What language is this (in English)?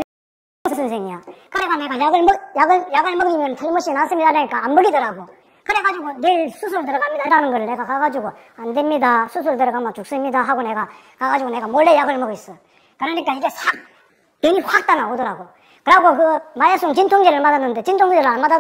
Korean